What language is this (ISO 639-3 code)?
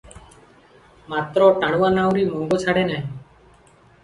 ori